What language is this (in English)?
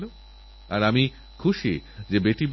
Bangla